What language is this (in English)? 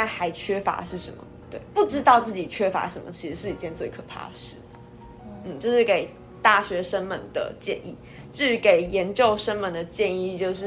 Chinese